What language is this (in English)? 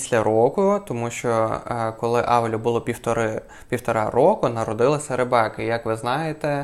Ukrainian